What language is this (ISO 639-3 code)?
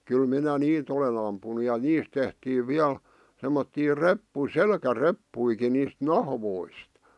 fin